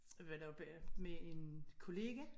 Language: Danish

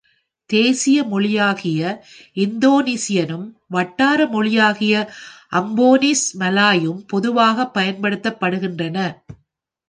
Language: Tamil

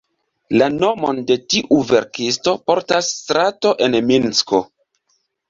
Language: Esperanto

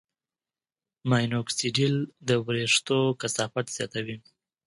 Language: Pashto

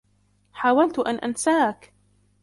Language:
Arabic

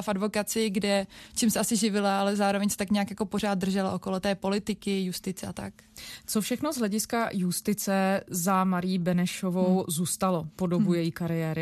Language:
Czech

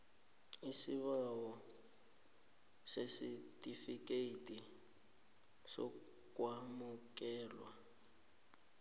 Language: South Ndebele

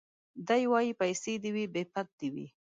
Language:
Pashto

